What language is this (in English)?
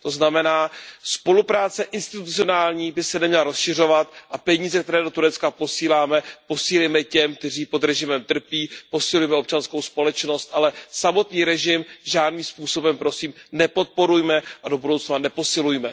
Czech